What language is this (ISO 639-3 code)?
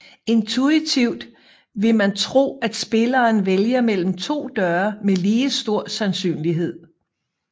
dan